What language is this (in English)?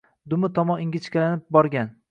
Uzbek